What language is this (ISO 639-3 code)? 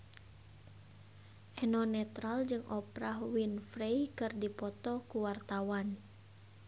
sun